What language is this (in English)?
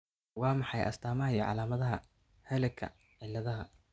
Somali